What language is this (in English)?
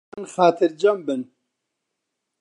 Central Kurdish